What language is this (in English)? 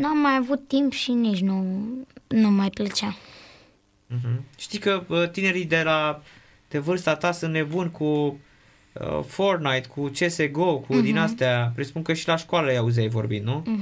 Romanian